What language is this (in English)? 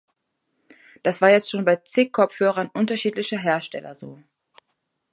German